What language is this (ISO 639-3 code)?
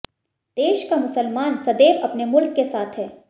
hin